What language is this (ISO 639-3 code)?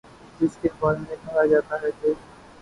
urd